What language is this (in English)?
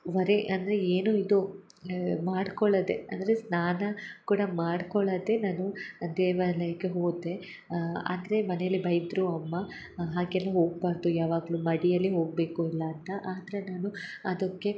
Kannada